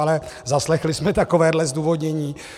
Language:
Czech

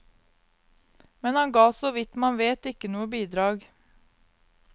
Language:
Norwegian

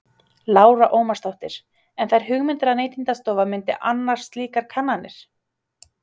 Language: Icelandic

